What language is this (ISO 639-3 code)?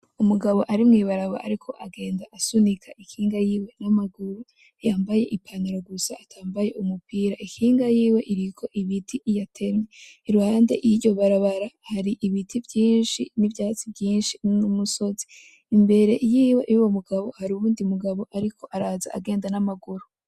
run